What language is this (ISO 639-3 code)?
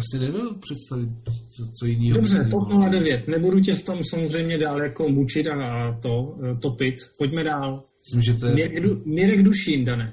ces